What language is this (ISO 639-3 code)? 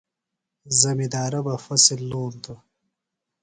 phl